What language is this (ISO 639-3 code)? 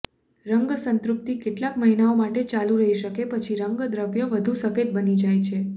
guj